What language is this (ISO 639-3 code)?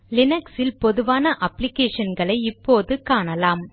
tam